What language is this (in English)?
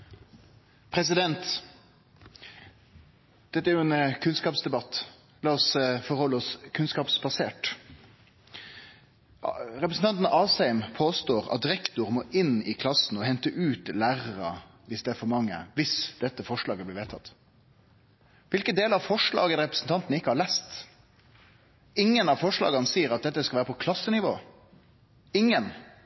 Norwegian